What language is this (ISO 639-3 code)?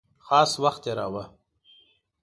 pus